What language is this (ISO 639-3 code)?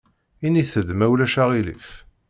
kab